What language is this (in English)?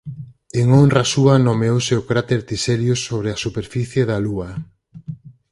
Galician